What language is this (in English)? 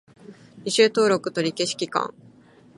Japanese